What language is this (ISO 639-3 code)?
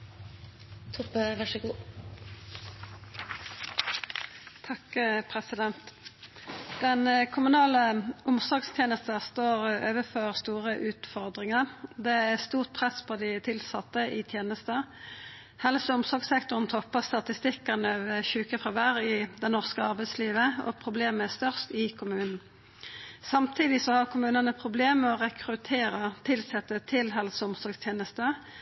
nno